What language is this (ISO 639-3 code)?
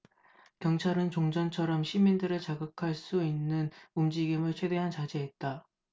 kor